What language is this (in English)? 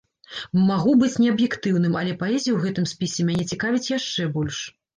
Belarusian